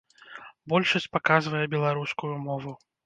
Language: Belarusian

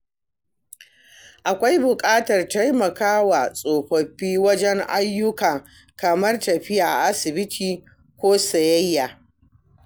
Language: Hausa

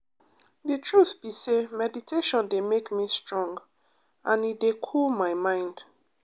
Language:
Nigerian Pidgin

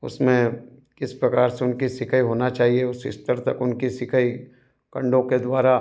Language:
Hindi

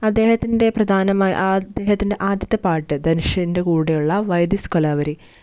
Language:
Malayalam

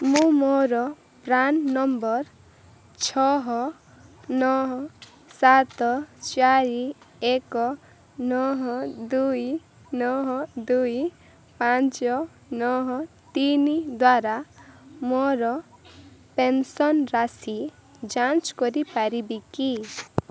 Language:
Odia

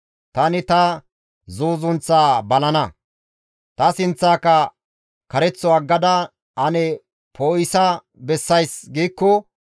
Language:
Gamo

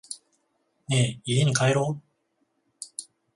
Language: Japanese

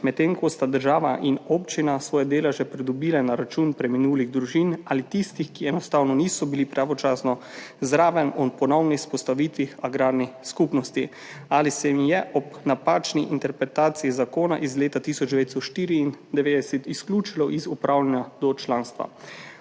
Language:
Slovenian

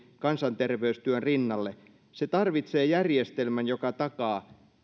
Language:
Finnish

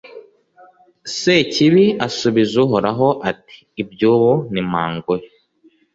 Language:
Kinyarwanda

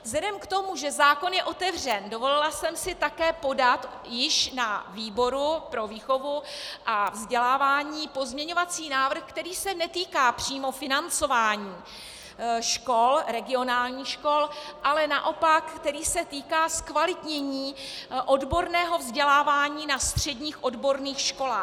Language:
Czech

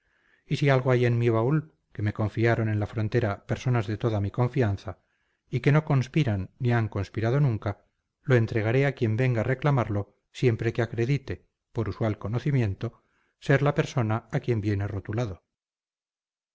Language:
Spanish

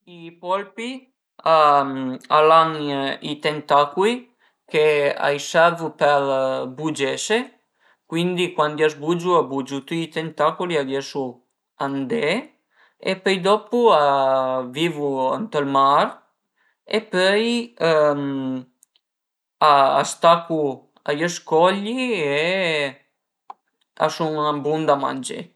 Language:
Piedmontese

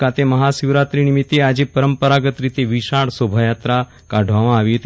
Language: Gujarati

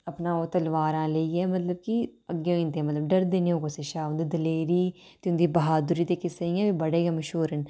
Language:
Dogri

